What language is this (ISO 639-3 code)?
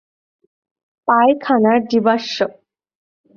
ben